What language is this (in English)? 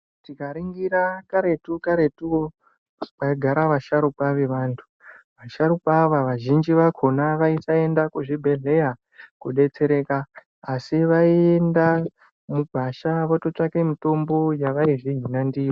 Ndau